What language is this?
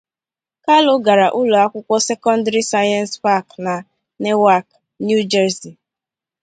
Igbo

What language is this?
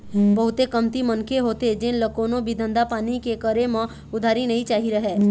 Chhattisgarhi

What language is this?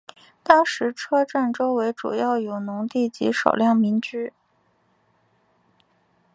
Chinese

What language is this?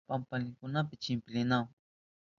Southern Pastaza Quechua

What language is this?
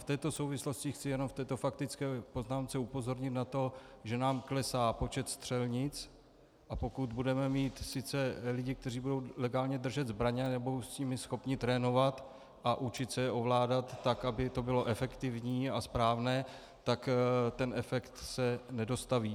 Czech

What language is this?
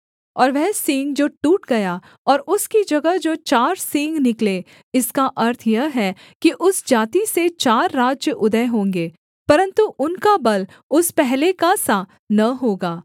Hindi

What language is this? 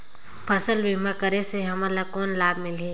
Chhattisgarhi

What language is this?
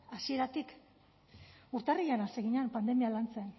Basque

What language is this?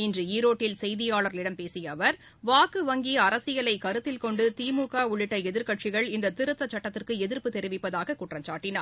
Tamil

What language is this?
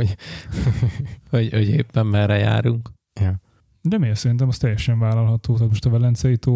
Hungarian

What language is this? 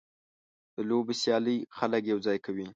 Pashto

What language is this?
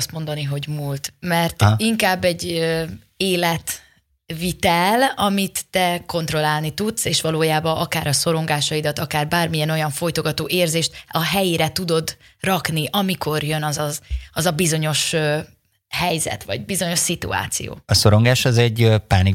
Hungarian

